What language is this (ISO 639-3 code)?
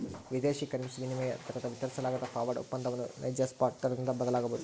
kan